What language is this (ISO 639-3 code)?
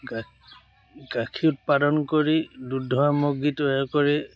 asm